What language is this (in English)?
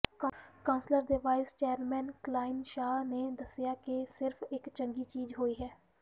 Punjabi